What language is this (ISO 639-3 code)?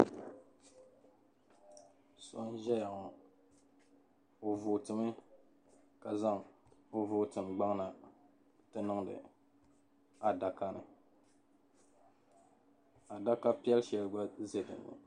dag